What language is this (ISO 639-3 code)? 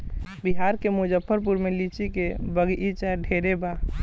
bho